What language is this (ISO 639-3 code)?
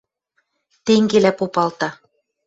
mrj